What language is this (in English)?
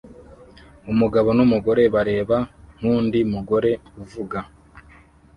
Kinyarwanda